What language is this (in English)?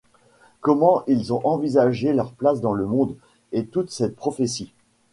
French